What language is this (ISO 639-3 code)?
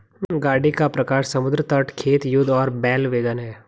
hin